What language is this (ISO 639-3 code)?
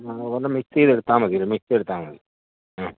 mal